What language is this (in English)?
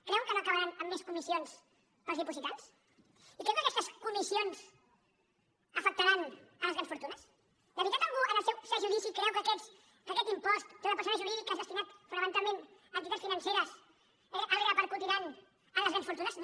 Catalan